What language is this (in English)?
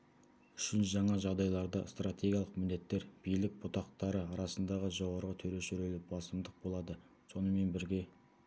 Kazakh